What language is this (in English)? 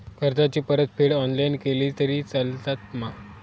Marathi